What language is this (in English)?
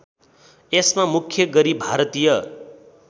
Nepali